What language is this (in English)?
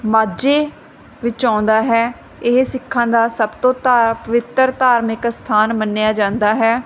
Punjabi